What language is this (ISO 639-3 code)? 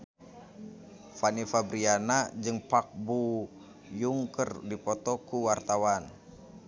sun